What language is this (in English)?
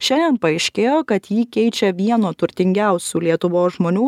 Lithuanian